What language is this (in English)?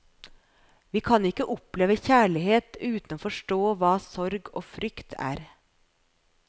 Norwegian